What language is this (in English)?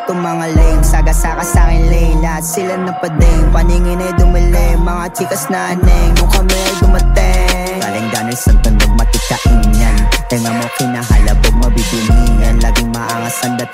Filipino